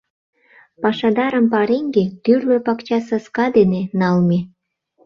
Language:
Mari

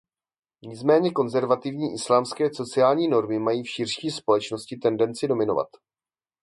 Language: Czech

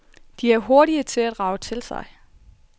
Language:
Danish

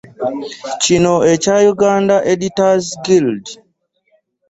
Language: Ganda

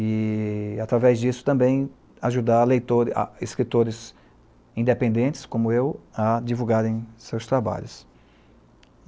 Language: Portuguese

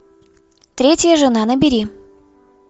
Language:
Russian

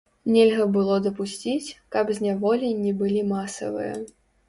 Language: Belarusian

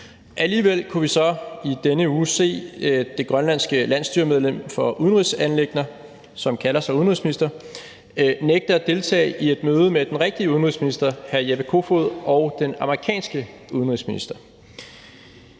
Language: Danish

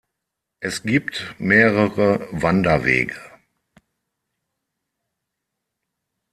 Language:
German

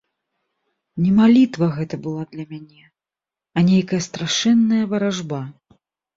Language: Belarusian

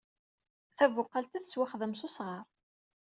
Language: Kabyle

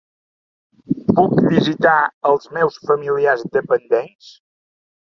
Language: Catalan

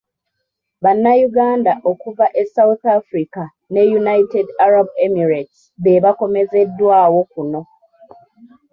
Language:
Ganda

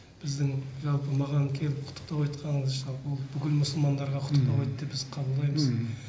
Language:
Kazakh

